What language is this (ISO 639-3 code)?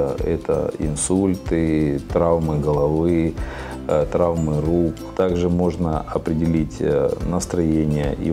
rus